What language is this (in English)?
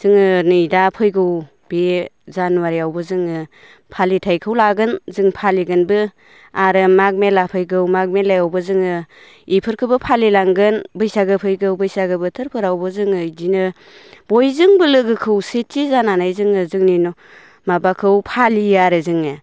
Bodo